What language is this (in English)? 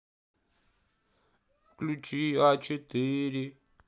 Russian